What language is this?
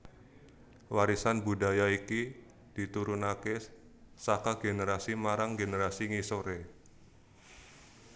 Javanese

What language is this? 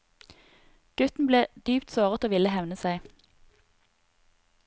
Norwegian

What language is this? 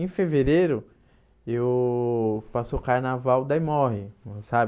Portuguese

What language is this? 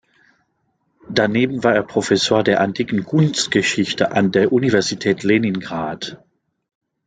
German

